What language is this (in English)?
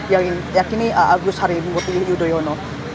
Indonesian